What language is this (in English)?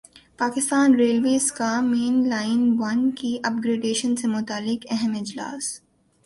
Urdu